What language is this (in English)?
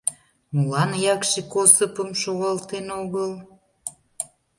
Mari